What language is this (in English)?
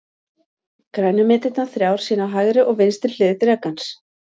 Icelandic